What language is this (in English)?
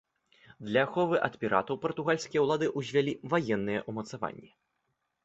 Belarusian